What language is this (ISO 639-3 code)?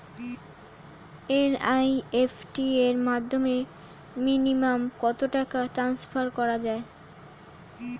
ben